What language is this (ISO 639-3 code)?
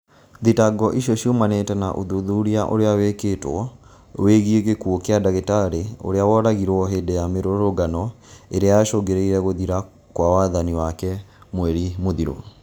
kik